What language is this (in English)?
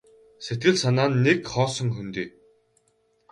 Mongolian